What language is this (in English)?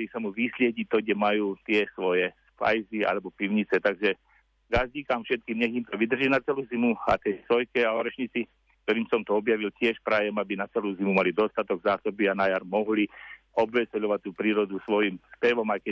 Slovak